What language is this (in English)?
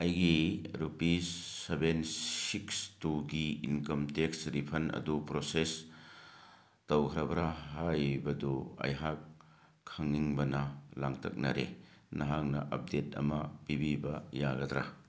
Manipuri